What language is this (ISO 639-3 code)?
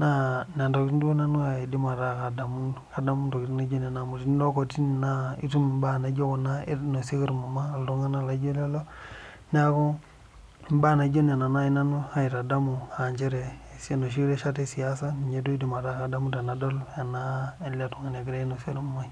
mas